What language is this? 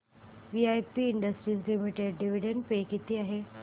Marathi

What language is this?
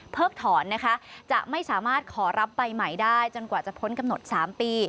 Thai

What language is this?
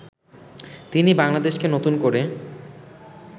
Bangla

